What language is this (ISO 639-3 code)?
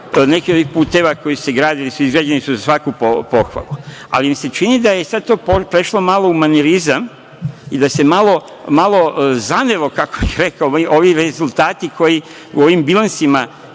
srp